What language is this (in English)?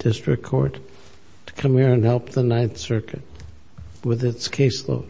English